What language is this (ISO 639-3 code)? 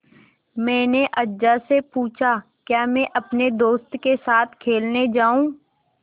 hin